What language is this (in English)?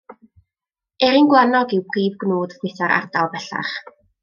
Welsh